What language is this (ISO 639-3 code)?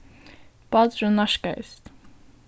fao